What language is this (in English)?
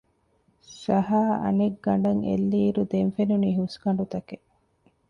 Divehi